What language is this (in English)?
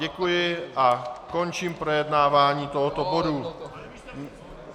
Czech